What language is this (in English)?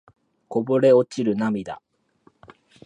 Japanese